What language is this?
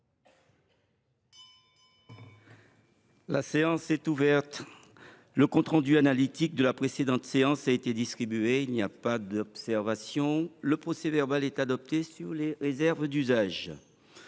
French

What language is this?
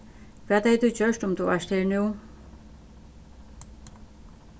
Faroese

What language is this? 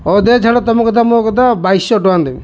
Odia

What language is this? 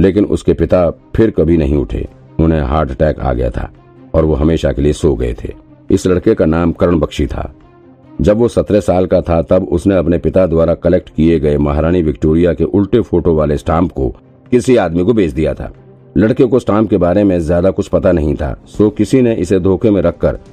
Hindi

